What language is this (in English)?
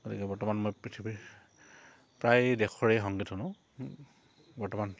Assamese